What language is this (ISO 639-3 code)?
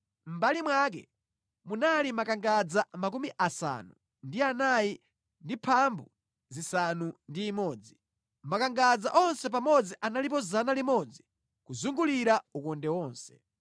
nya